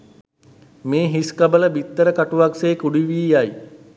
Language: Sinhala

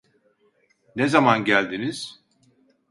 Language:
Turkish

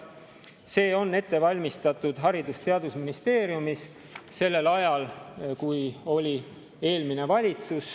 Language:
Estonian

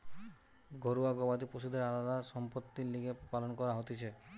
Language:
Bangla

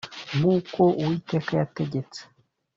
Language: Kinyarwanda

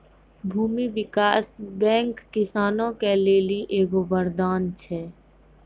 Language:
Maithili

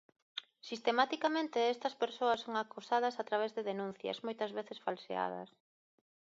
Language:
Galician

